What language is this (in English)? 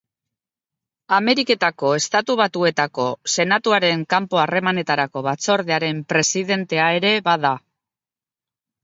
Basque